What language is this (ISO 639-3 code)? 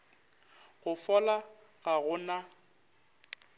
nso